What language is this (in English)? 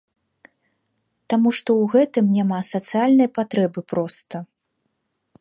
Belarusian